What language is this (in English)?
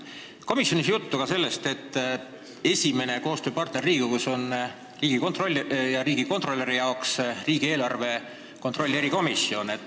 Estonian